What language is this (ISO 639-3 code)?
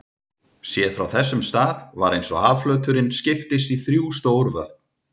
isl